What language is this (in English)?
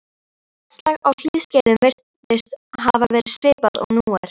Icelandic